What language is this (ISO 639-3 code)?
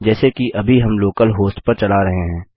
hin